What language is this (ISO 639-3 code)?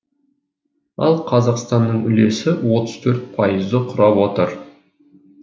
kaz